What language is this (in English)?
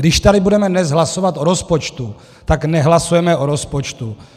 Czech